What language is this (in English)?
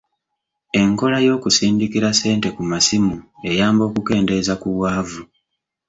Ganda